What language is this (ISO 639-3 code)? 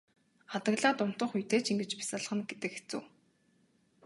mon